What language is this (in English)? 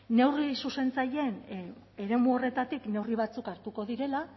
Basque